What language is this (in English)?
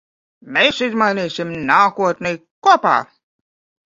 Latvian